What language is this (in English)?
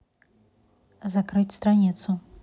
Russian